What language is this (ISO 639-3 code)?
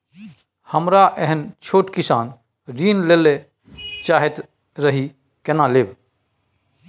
mai